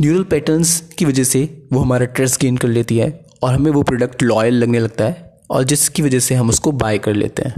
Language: Hindi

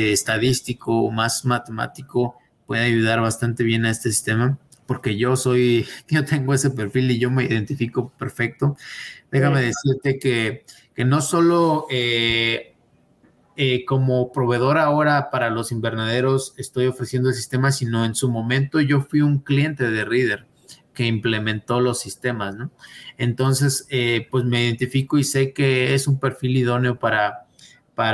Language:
Spanish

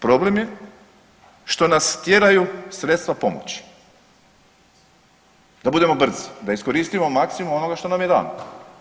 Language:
Croatian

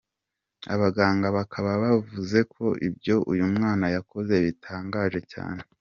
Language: Kinyarwanda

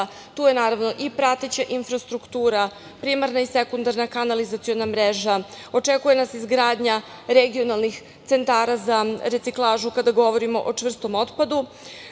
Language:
Serbian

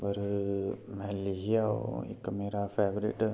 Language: Dogri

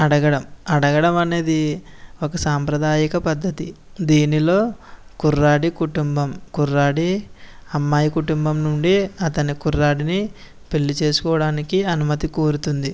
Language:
Telugu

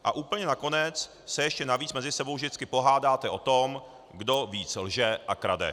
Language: Czech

